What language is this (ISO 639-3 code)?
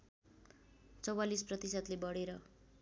nep